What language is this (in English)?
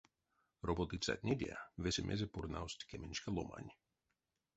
Erzya